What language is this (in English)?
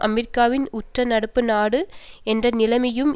Tamil